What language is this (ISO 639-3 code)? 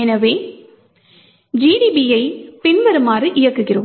tam